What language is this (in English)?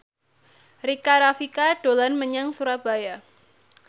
Javanese